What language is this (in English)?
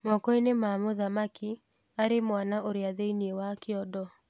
Kikuyu